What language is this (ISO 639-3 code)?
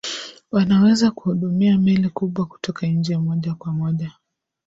swa